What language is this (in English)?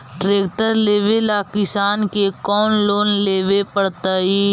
Magahi